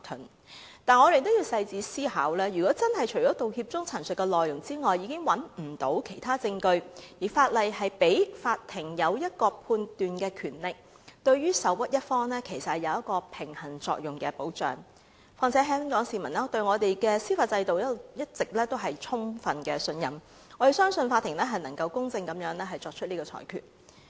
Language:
Cantonese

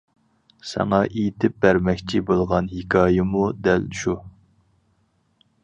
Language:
Uyghur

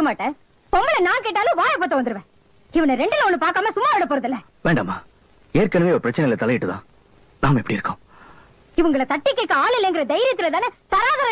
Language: Tamil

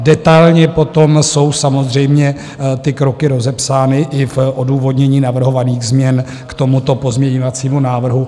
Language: Czech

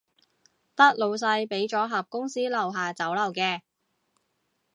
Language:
Cantonese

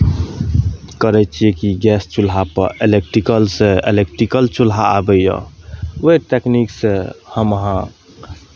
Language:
Maithili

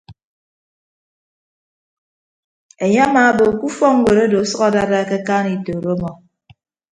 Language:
Ibibio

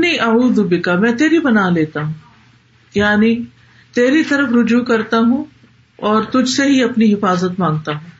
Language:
Urdu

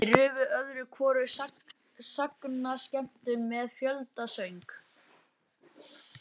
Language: Icelandic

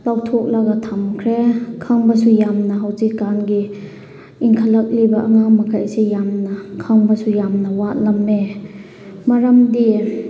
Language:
Manipuri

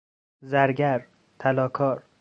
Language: Persian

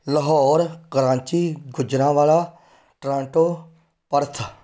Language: Punjabi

